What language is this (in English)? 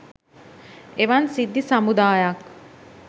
Sinhala